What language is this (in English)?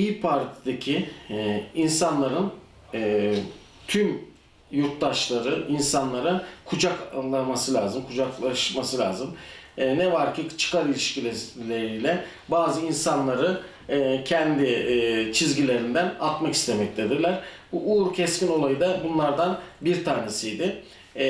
Turkish